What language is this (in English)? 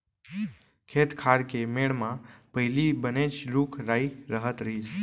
Chhattisgarhi